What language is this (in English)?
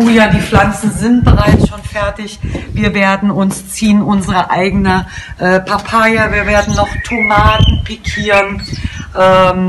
German